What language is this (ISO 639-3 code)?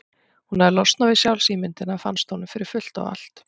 isl